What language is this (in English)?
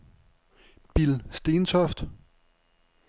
Danish